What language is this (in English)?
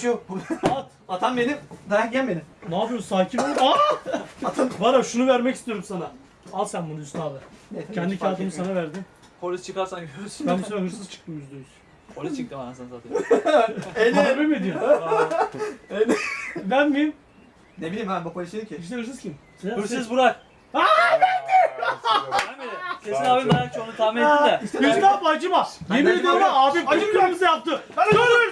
Turkish